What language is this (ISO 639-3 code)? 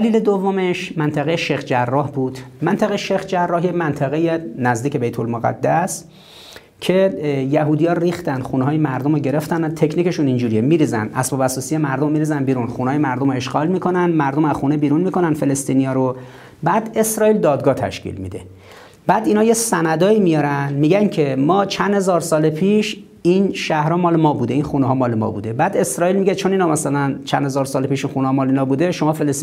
fas